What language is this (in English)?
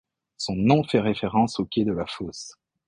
French